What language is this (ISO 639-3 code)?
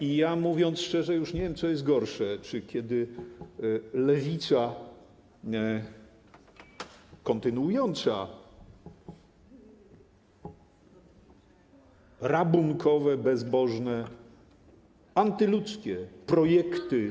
pol